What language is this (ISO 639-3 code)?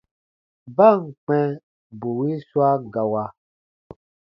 bba